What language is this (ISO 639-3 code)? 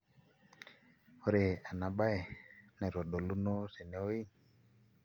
mas